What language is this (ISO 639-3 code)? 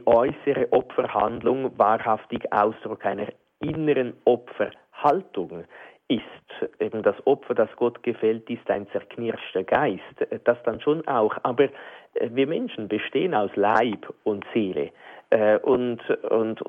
deu